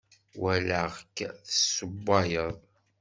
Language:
Kabyle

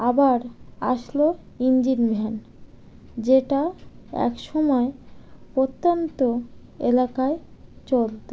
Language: Bangla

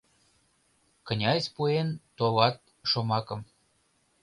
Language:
Mari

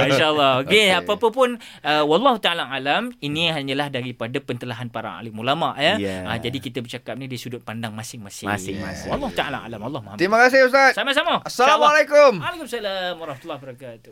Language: Malay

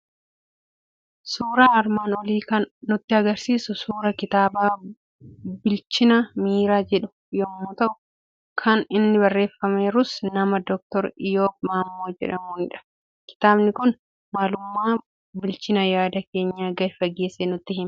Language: Oromo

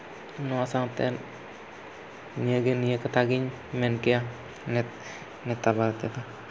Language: Santali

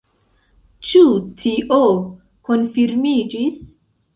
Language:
Esperanto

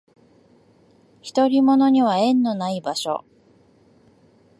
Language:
Japanese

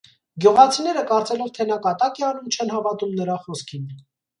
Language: Armenian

